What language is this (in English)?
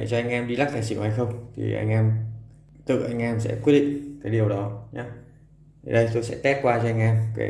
Vietnamese